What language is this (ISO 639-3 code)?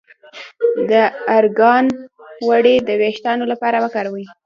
pus